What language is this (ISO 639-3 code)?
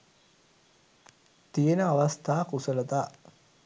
sin